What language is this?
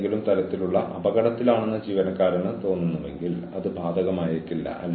Malayalam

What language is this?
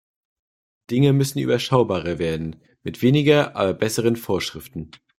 German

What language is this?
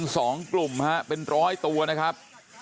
Thai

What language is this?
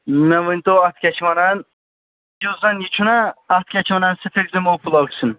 Kashmiri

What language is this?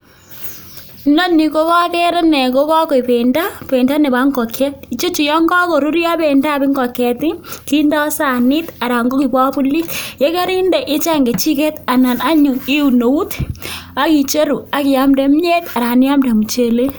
Kalenjin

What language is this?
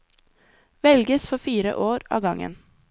Norwegian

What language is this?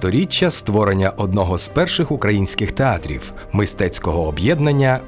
Ukrainian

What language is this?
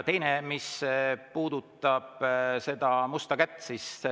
Estonian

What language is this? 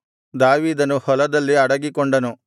Kannada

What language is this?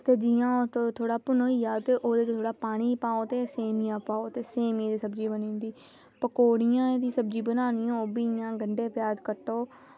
Dogri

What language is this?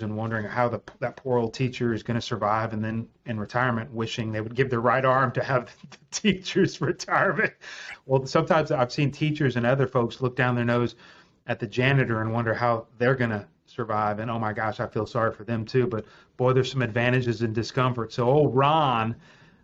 English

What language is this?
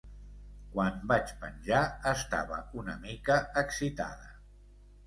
Catalan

